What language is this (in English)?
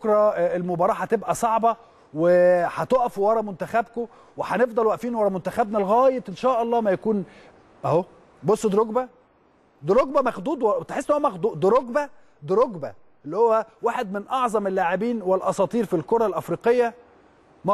Arabic